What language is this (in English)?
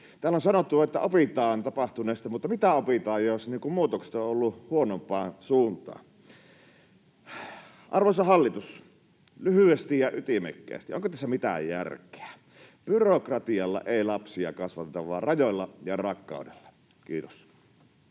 Finnish